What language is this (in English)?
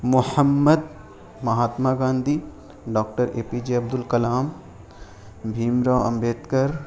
Urdu